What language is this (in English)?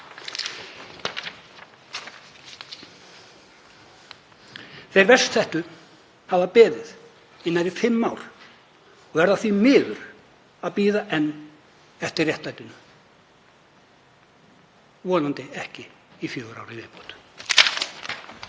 Icelandic